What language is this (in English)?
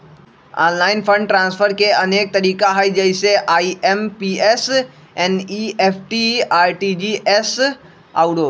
Magahi